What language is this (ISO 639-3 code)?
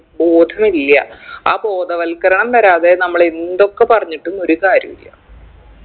mal